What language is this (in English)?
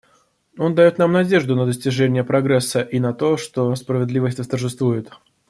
Russian